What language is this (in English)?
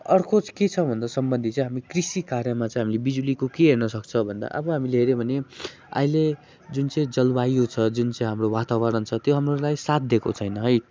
Nepali